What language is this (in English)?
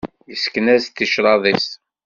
Kabyle